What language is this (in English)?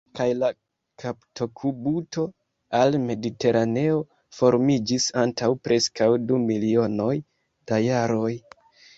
Esperanto